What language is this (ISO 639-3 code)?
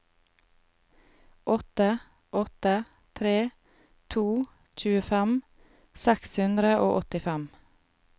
nor